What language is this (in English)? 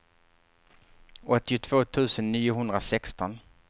Swedish